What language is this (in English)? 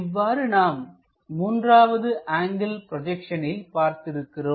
Tamil